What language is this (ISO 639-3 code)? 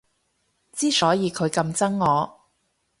yue